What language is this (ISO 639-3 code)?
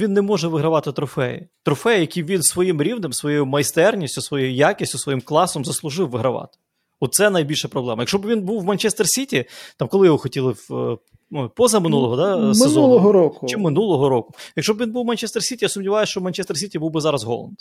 ukr